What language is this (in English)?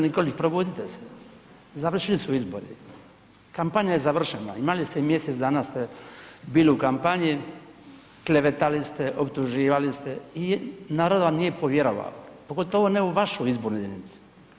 Croatian